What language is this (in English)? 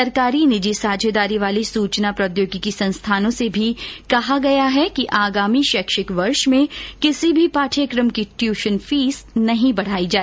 Hindi